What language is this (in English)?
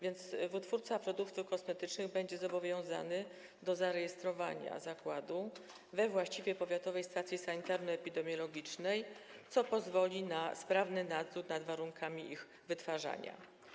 Polish